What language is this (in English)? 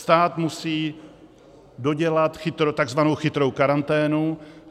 Czech